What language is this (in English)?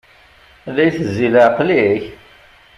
Kabyle